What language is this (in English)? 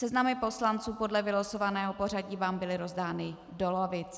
Czech